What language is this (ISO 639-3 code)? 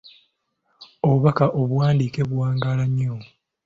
lug